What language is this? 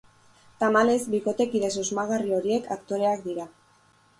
Basque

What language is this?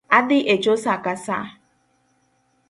Luo (Kenya and Tanzania)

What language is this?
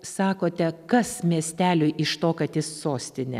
Lithuanian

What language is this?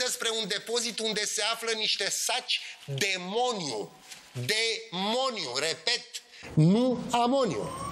Romanian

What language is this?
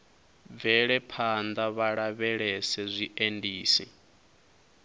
Venda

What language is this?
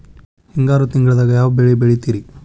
Kannada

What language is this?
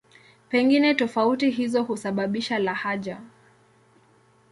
Swahili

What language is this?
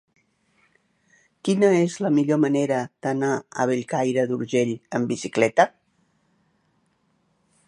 Catalan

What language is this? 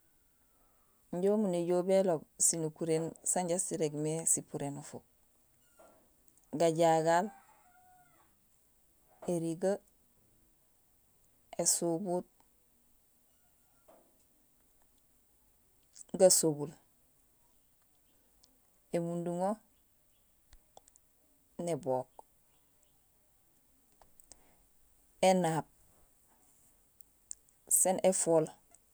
Gusilay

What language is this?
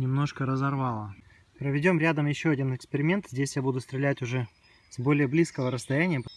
Russian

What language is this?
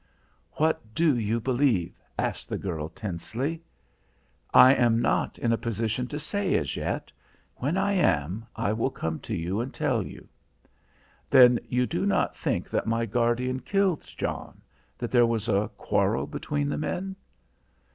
English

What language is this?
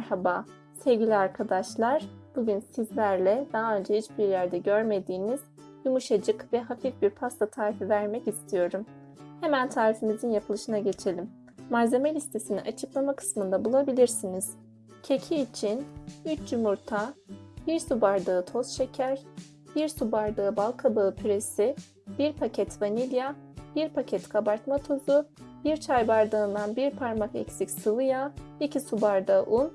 Turkish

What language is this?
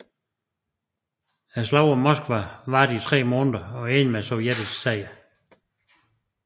Danish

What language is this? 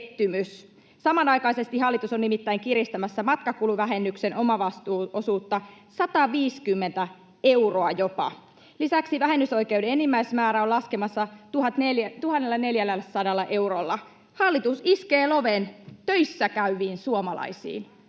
Finnish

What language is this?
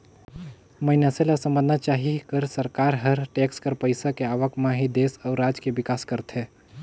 Chhattisgarhi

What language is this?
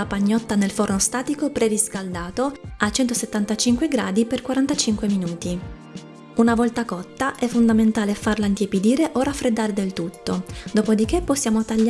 Italian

